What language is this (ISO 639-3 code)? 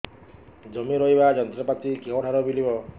ori